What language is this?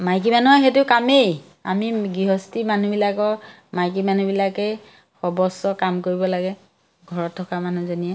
Assamese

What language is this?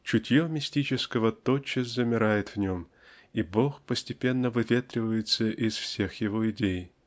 Russian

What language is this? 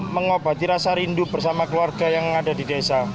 Indonesian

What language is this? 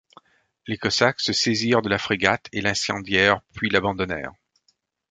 French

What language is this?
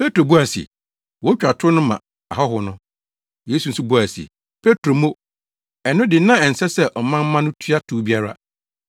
Akan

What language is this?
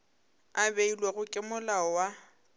Northern Sotho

